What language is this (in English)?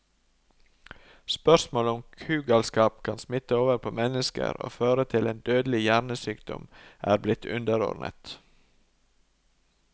Norwegian